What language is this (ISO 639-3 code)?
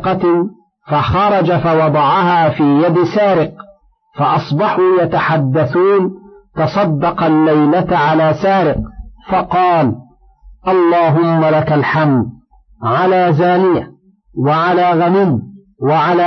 ara